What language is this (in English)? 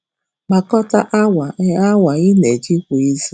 Igbo